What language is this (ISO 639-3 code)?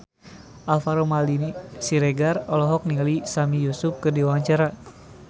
sun